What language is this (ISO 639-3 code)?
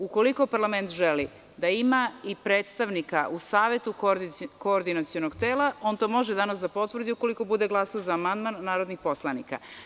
srp